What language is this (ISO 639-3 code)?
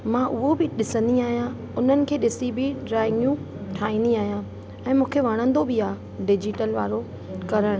snd